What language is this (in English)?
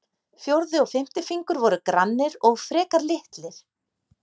Icelandic